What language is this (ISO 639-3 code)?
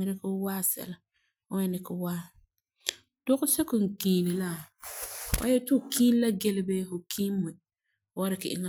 gur